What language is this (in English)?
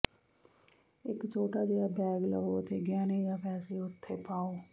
Punjabi